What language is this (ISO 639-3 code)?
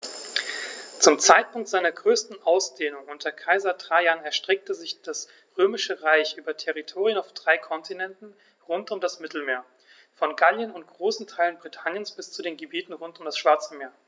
deu